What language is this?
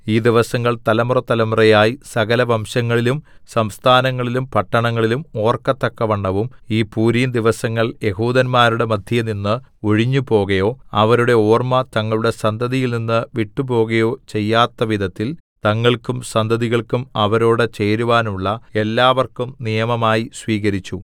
Malayalam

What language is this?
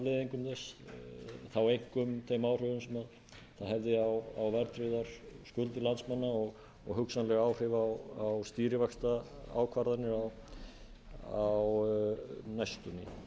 Icelandic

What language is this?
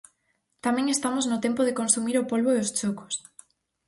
Galician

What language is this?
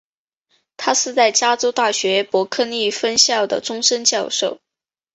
Chinese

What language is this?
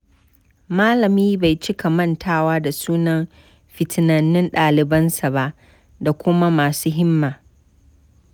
Hausa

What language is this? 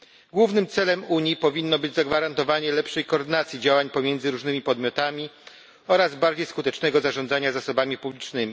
Polish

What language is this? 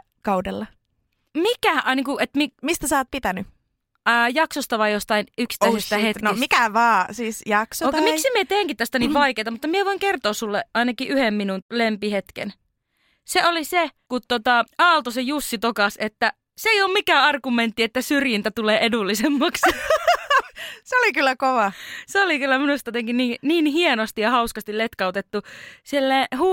Finnish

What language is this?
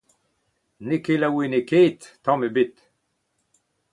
Breton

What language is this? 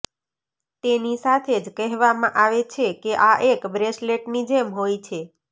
Gujarati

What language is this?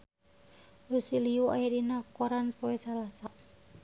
Sundanese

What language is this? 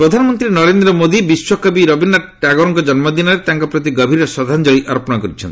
Odia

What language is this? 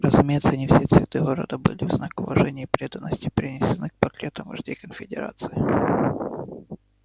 Russian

